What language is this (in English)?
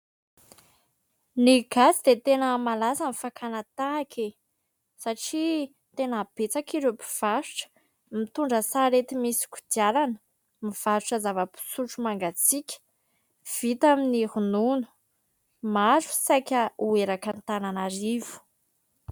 Malagasy